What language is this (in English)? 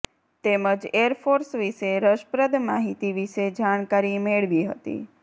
Gujarati